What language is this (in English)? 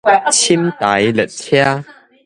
Min Nan Chinese